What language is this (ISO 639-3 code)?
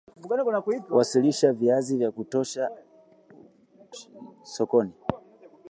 swa